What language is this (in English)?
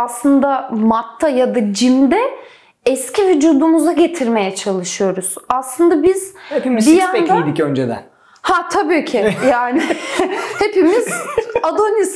Turkish